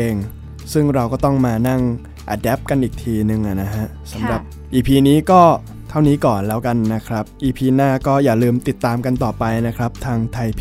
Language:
Thai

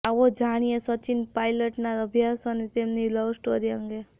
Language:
Gujarati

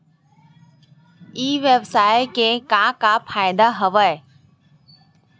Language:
Chhattisgarhi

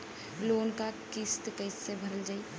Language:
Bhojpuri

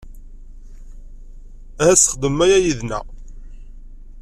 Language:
Kabyle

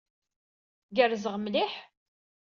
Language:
Kabyle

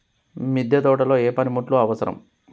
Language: Telugu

